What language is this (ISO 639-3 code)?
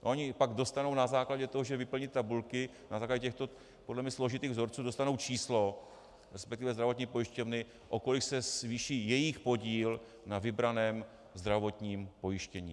ces